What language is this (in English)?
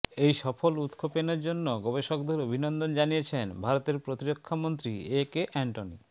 Bangla